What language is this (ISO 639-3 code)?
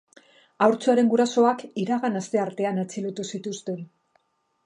eus